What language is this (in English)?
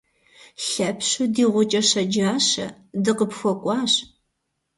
Kabardian